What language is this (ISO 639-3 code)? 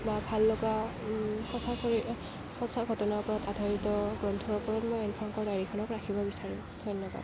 asm